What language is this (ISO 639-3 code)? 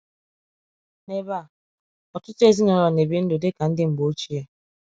ibo